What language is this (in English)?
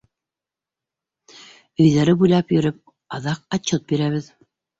Bashkir